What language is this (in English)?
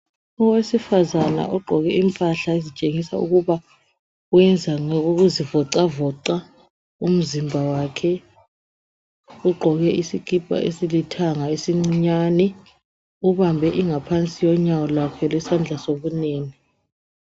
North Ndebele